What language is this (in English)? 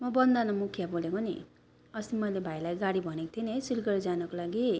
Nepali